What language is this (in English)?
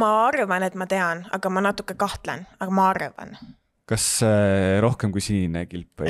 Finnish